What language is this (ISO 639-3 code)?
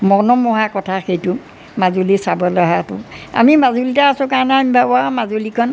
asm